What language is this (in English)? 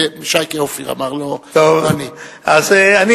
Hebrew